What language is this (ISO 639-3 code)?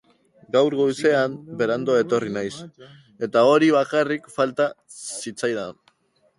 eus